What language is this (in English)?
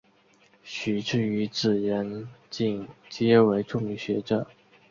Chinese